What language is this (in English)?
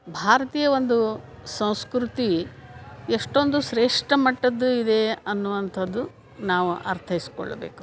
Kannada